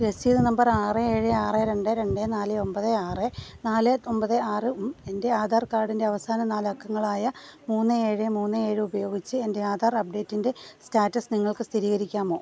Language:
Malayalam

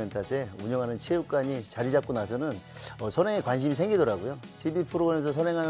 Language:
Korean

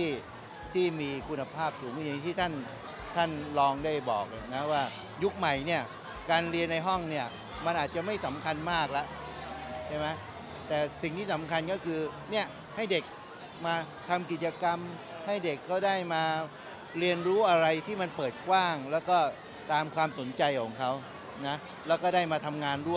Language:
Thai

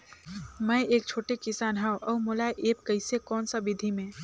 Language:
Chhattisgarhi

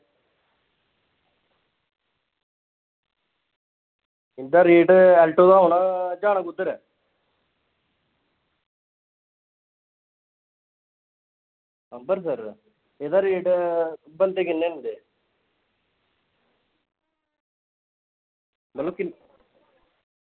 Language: Dogri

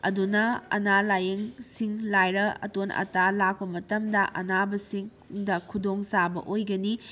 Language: Manipuri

